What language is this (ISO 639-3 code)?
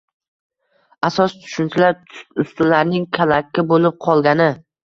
uzb